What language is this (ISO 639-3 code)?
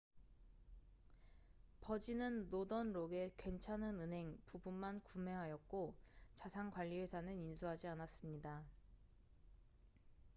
kor